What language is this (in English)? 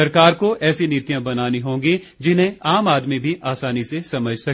Hindi